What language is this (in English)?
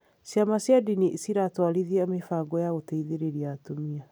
Kikuyu